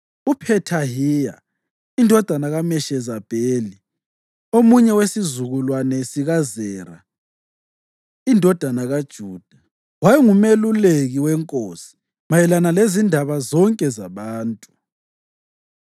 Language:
North Ndebele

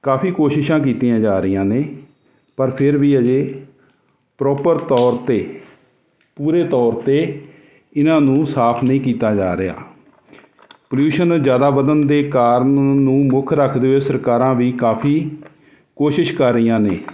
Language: Punjabi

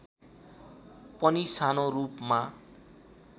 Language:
Nepali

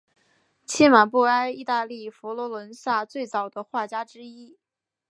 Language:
Chinese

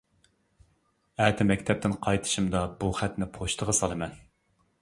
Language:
Uyghur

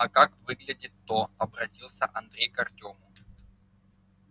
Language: Russian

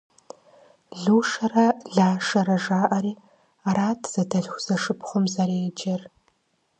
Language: Kabardian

